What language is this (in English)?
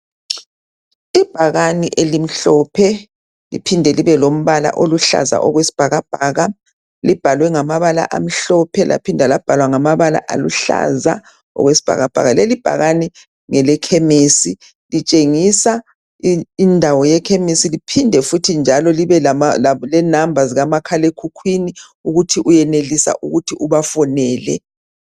North Ndebele